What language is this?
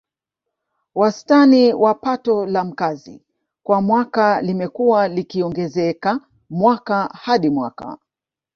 Swahili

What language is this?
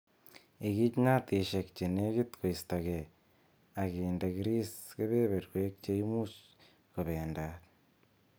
Kalenjin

